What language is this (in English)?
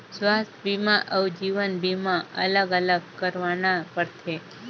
Chhattisgarhi